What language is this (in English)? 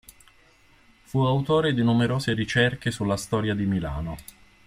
Italian